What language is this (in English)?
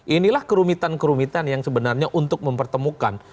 Indonesian